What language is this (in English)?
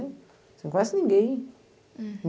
Portuguese